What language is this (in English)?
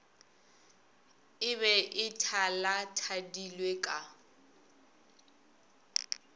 Northern Sotho